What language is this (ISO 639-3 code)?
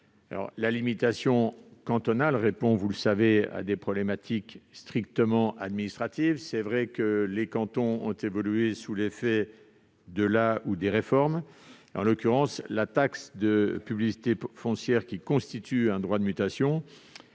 fra